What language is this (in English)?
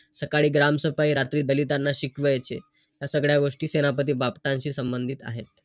Marathi